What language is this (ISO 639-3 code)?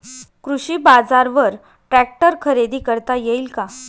mar